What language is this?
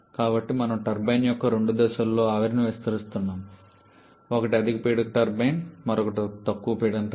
Telugu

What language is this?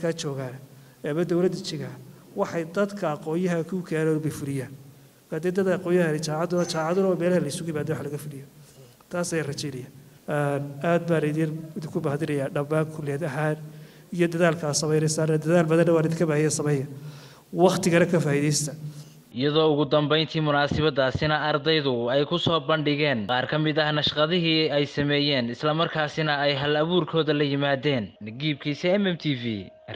Arabic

